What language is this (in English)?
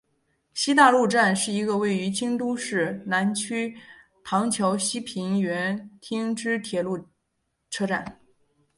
Chinese